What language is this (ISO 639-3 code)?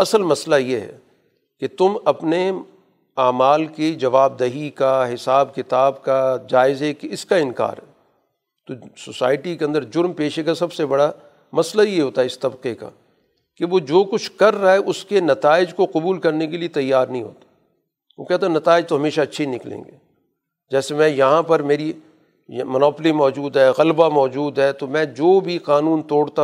urd